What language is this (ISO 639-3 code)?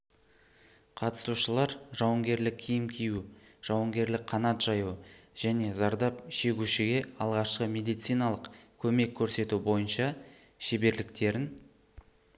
kaz